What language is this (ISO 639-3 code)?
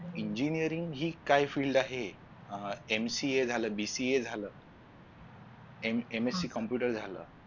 mar